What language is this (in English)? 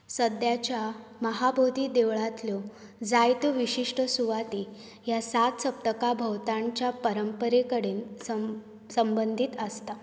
Konkani